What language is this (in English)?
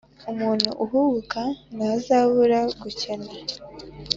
Kinyarwanda